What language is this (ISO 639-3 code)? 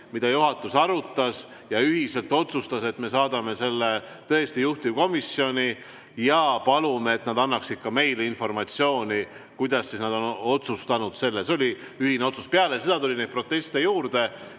est